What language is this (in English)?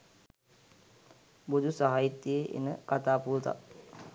Sinhala